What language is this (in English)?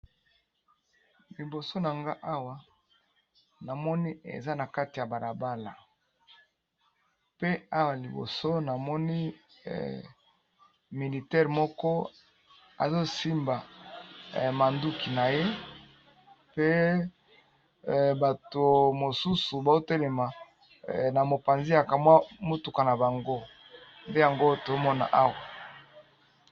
Lingala